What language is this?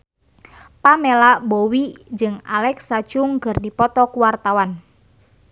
Sundanese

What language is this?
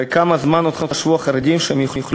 Hebrew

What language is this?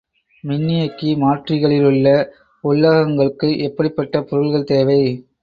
Tamil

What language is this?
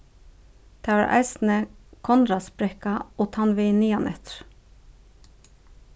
Faroese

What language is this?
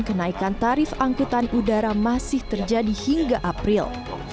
Indonesian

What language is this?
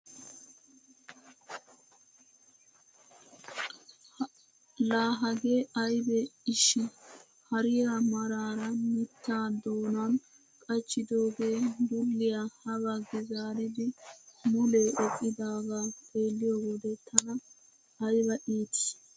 Wolaytta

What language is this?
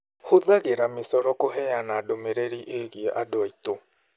Kikuyu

